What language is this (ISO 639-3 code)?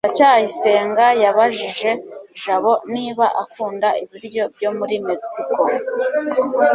kin